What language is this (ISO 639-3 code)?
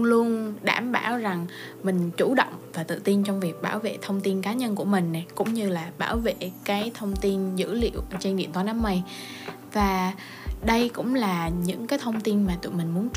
vie